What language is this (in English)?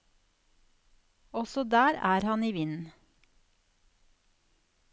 Norwegian